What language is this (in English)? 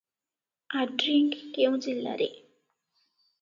Odia